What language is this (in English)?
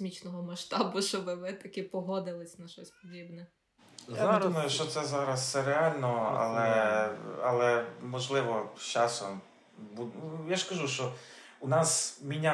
Ukrainian